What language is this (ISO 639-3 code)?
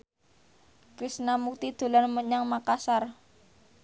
jav